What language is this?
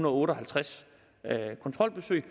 Danish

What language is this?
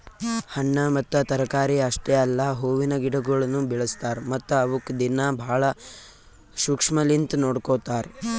Kannada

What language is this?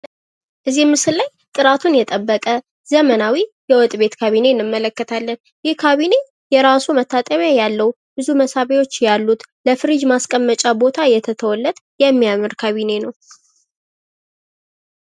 Amharic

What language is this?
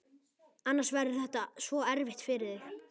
Icelandic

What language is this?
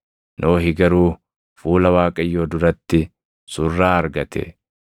Oromo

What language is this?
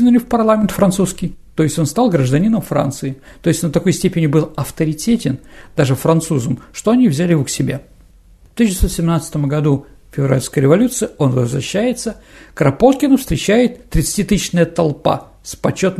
Russian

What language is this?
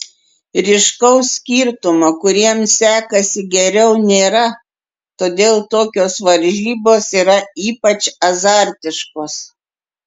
Lithuanian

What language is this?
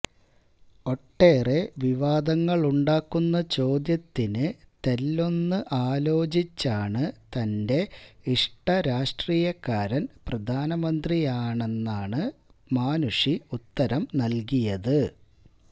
Malayalam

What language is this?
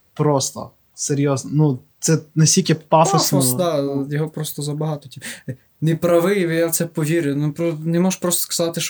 Ukrainian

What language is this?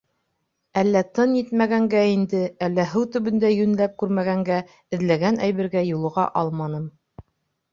Bashkir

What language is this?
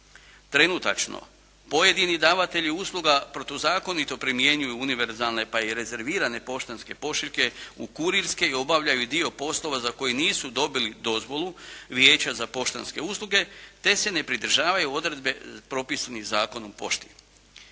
Croatian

